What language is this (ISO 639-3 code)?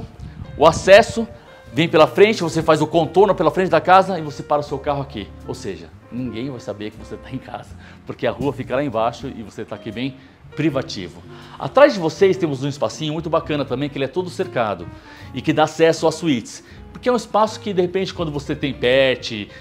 por